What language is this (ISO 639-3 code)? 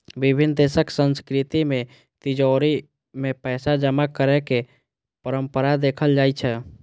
mai